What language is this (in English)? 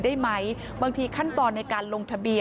Thai